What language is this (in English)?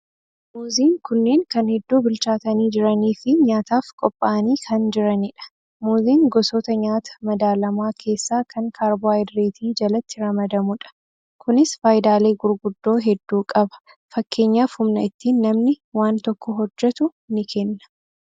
Oromo